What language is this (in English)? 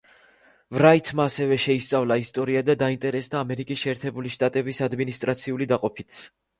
Georgian